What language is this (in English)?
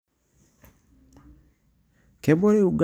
Masai